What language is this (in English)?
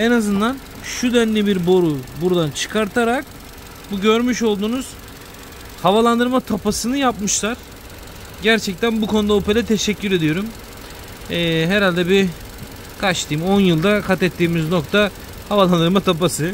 Turkish